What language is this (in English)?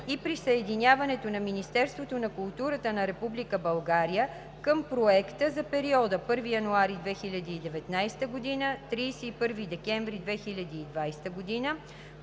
Bulgarian